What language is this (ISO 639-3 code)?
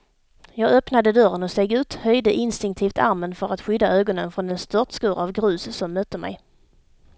swe